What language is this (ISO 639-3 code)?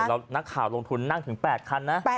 tha